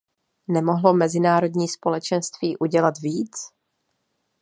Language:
Czech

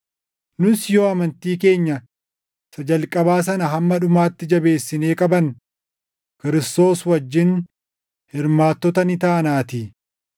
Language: Oromo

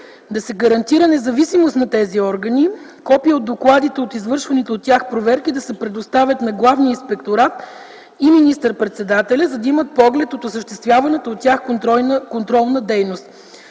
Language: Bulgarian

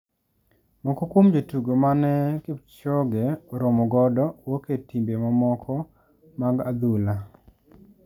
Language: Luo (Kenya and Tanzania)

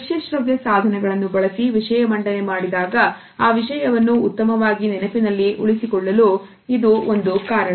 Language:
Kannada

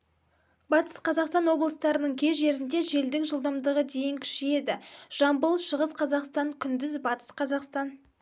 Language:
Kazakh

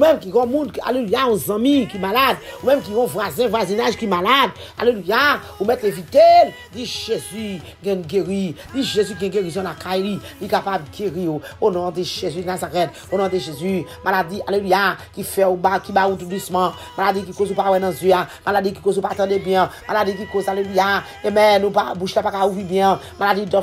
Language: French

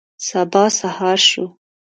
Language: Pashto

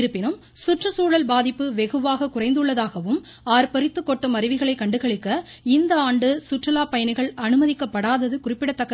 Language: Tamil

